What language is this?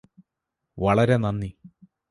Malayalam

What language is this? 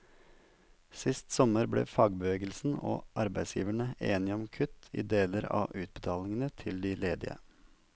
Norwegian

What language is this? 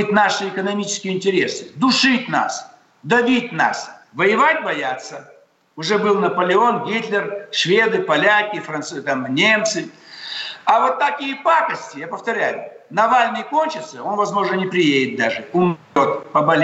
Russian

